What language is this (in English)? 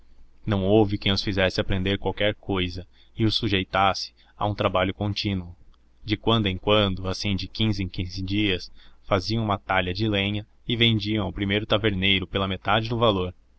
Portuguese